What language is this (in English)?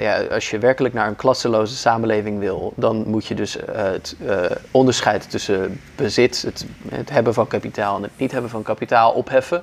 Dutch